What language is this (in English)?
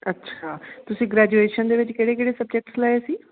Punjabi